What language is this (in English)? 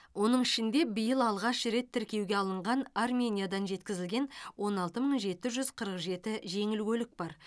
Kazakh